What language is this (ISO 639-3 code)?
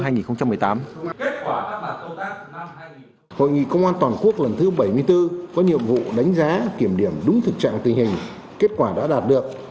vie